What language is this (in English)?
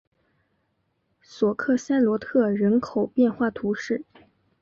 Chinese